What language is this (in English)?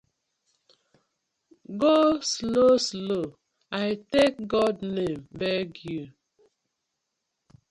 Nigerian Pidgin